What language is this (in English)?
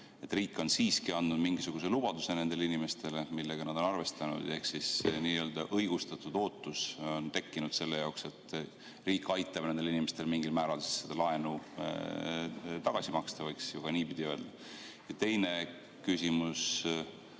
Estonian